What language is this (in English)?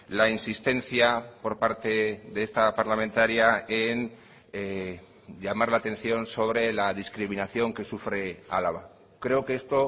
Spanish